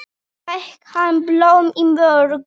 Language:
Icelandic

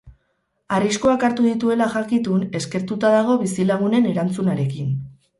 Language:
Basque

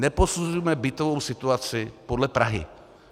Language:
Czech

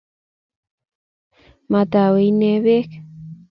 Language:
Kalenjin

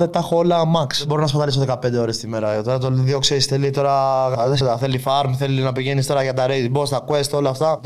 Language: Greek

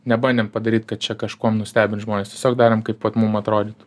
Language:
Lithuanian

